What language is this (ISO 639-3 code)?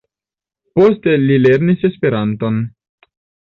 epo